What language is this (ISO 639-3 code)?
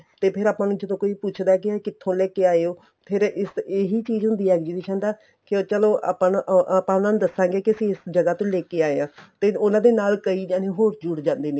pan